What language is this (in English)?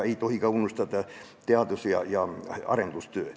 Estonian